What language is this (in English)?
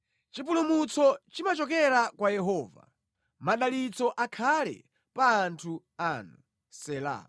Nyanja